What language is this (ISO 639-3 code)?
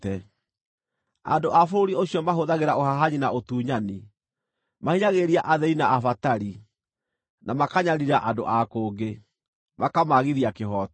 kik